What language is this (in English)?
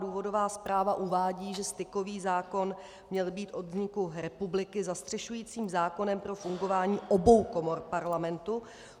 Czech